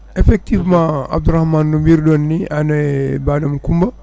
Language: Fula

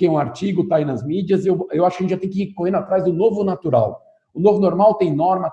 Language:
Portuguese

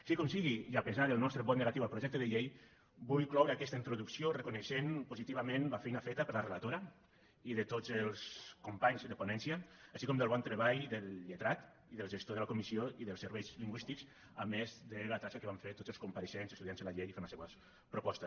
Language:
Catalan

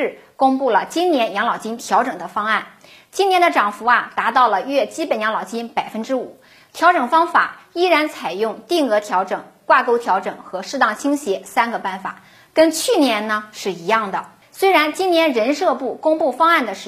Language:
Chinese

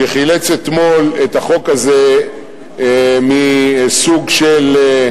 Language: Hebrew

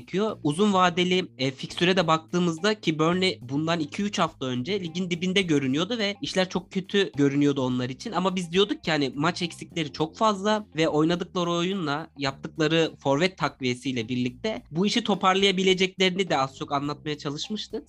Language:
Turkish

